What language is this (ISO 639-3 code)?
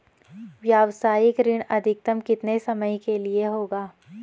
hin